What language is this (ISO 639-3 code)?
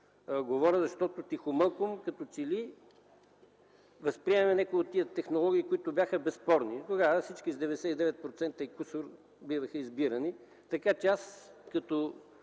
bul